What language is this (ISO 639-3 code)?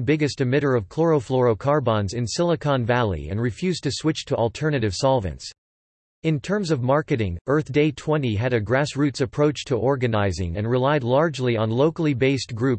eng